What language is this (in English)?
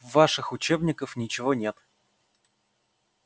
Russian